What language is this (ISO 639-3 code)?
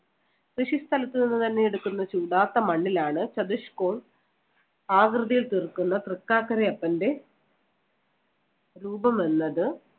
mal